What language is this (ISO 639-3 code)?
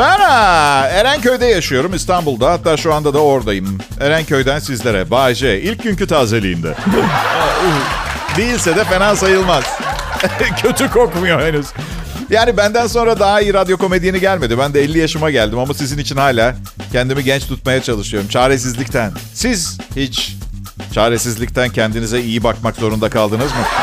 tur